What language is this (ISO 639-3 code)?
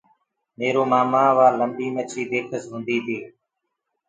ggg